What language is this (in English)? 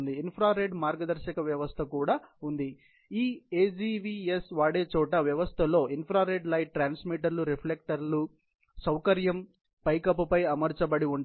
Telugu